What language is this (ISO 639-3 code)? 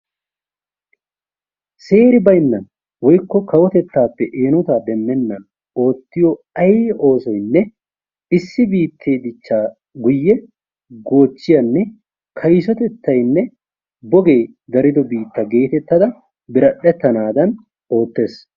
wal